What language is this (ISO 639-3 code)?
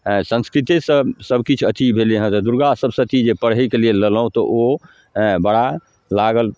mai